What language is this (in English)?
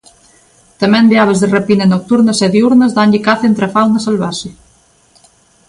Galician